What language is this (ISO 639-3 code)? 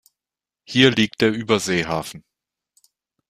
deu